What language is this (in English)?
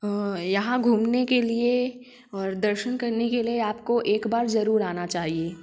Hindi